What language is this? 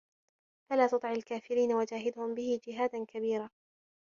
Arabic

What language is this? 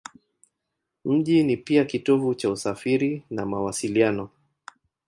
Swahili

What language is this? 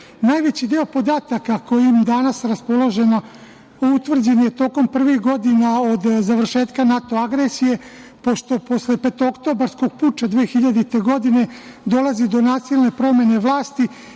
Serbian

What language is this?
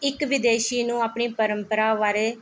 Punjabi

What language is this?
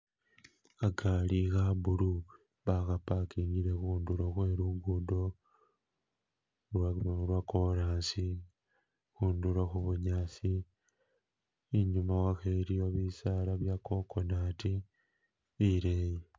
Masaaba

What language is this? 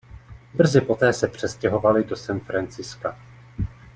Czech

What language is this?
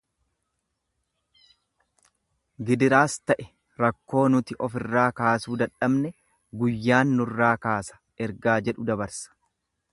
Oromo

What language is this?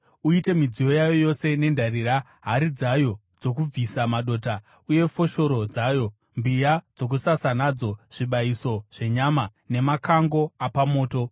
Shona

